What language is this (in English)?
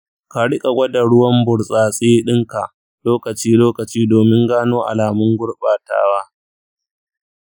Hausa